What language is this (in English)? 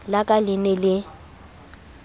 Southern Sotho